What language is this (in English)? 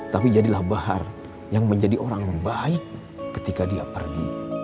Indonesian